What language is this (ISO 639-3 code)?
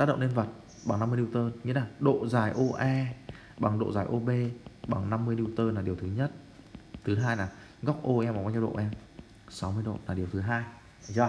vie